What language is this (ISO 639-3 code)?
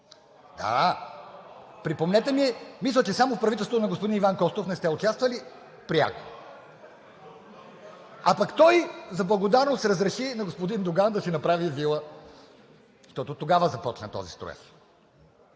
bul